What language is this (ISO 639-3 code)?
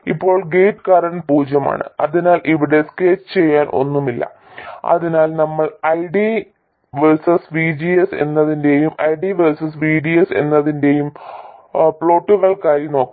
mal